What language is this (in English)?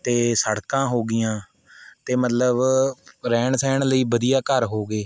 Punjabi